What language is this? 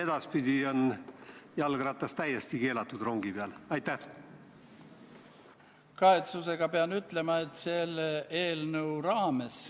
Estonian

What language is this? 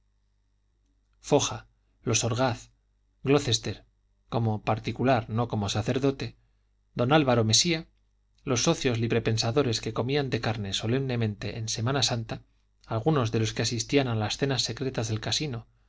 Spanish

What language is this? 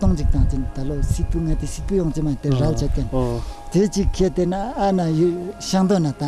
French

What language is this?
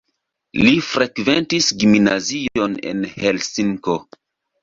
Esperanto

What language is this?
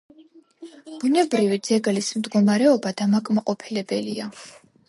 Georgian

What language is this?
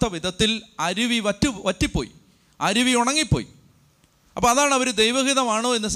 Malayalam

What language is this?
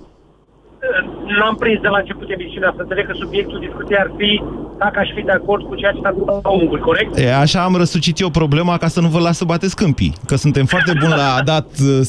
Romanian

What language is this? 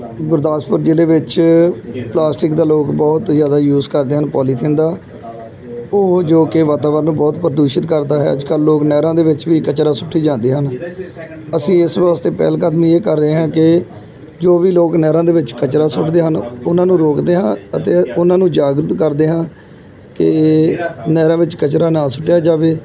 Punjabi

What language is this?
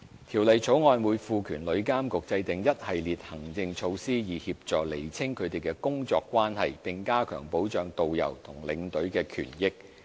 Cantonese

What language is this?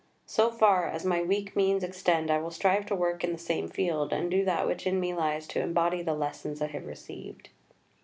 English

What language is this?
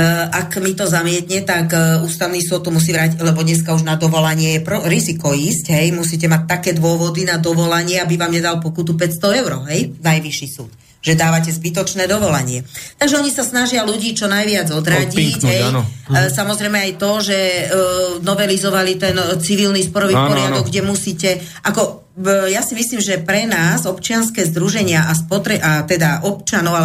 Slovak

